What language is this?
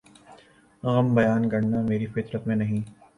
Urdu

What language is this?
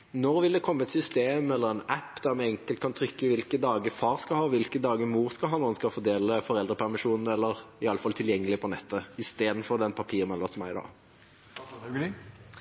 Norwegian Bokmål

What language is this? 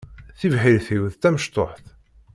Kabyle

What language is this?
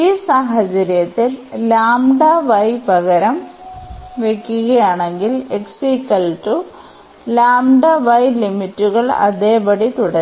Malayalam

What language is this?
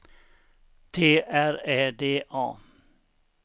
Swedish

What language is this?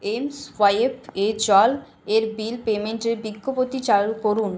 Bangla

